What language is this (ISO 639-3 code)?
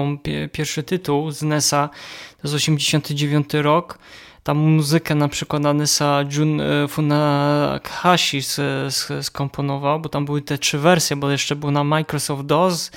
pol